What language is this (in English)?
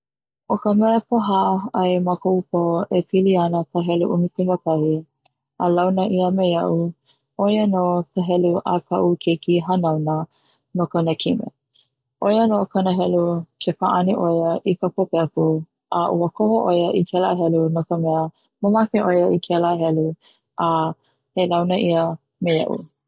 Hawaiian